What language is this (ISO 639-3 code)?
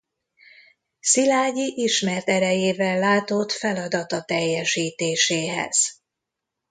hun